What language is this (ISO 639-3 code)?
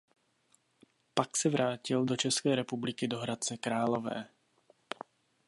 ces